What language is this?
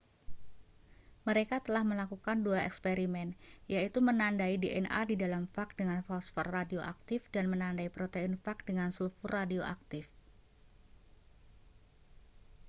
Indonesian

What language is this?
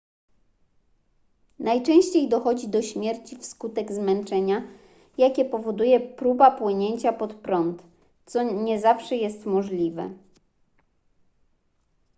Polish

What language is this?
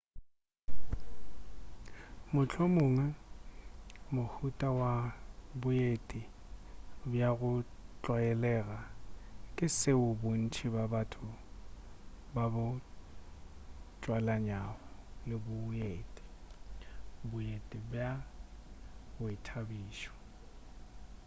Northern Sotho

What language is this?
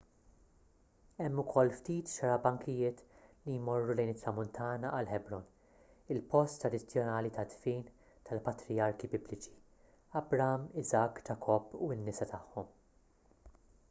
Maltese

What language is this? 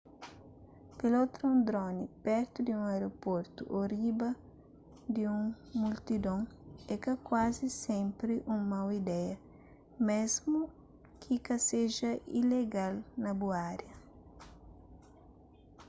Kabuverdianu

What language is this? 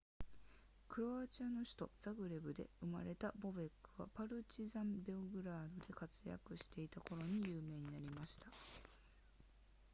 Japanese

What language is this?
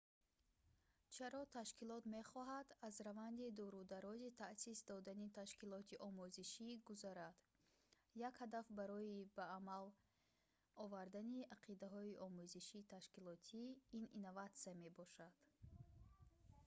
Tajik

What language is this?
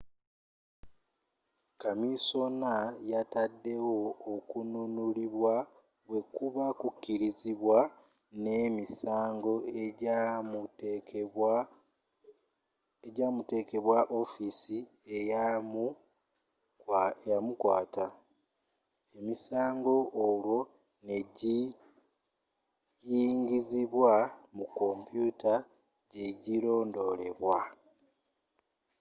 Ganda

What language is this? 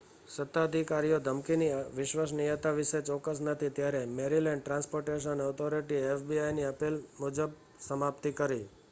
Gujarati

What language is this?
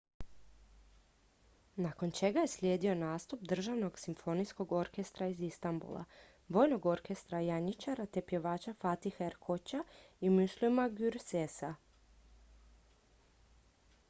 Croatian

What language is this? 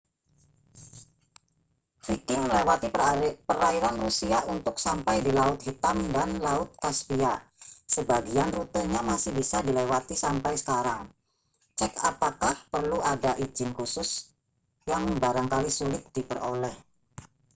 Indonesian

